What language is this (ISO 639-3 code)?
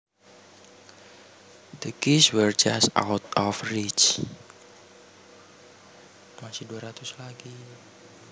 jav